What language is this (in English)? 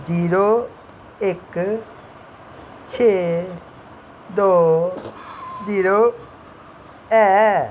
Dogri